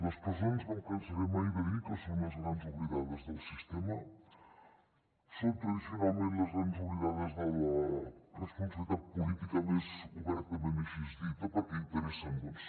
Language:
Catalan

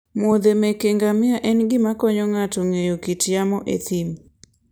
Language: Luo (Kenya and Tanzania)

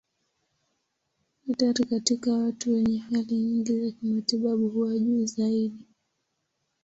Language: Swahili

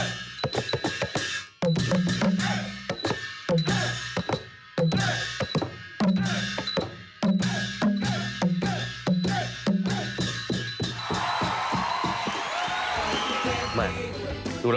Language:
Thai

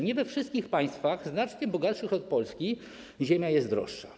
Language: Polish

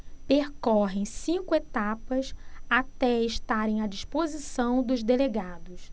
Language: Portuguese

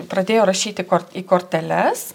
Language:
Lithuanian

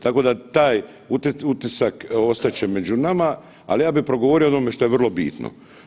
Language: Croatian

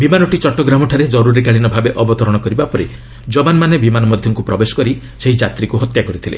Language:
Odia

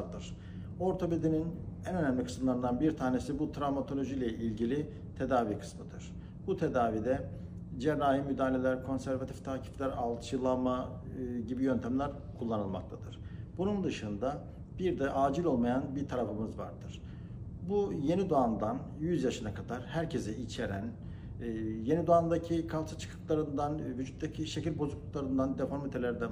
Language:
Turkish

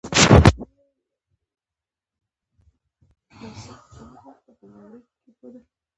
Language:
Pashto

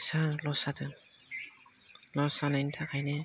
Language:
Bodo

